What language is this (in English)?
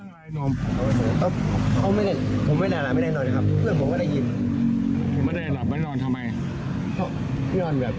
Thai